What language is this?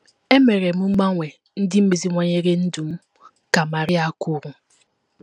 Igbo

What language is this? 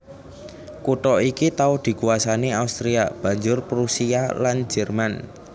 Javanese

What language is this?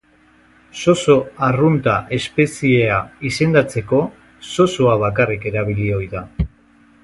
Basque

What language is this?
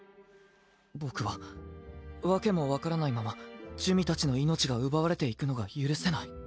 Japanese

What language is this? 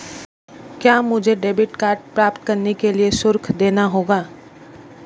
Hindi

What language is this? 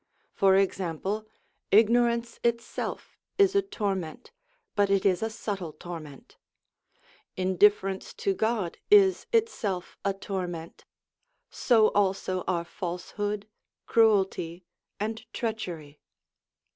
English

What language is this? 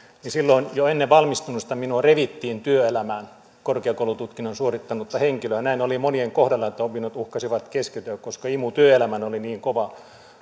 Finnish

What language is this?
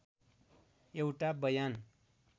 Nepali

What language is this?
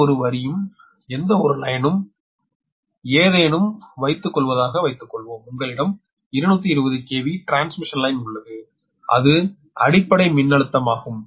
Tamil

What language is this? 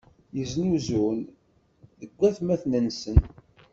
Kabyle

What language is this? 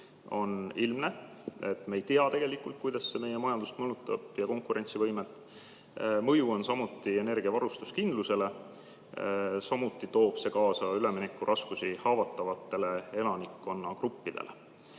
Estonian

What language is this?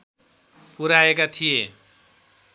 Nepali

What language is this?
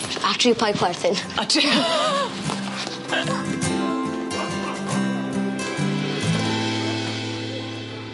Welsh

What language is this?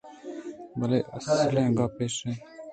Eastern Balochi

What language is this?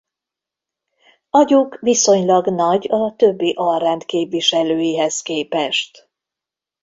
Hungarian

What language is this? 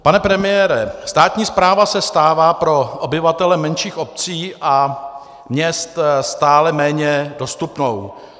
Czech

